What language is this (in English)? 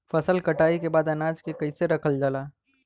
Bhojpuri